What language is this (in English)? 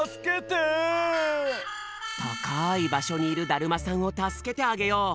Japanese